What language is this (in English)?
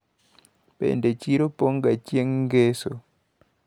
Luo (Kenya and Tanzania)